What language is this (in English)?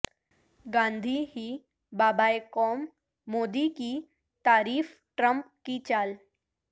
Urdu